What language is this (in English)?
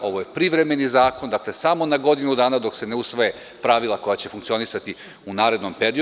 Serbian